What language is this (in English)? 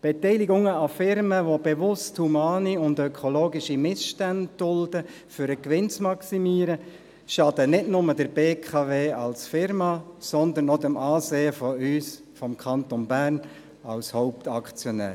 Swiss German